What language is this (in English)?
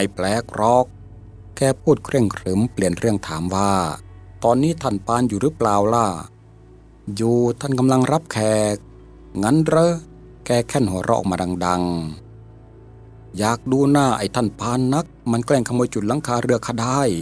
Thai